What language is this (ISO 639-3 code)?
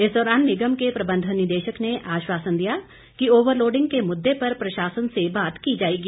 hin